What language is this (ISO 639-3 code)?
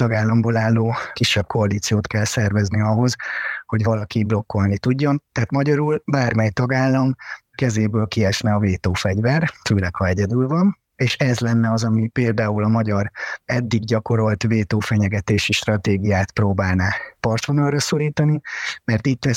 hun